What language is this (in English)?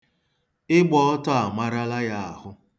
Igbo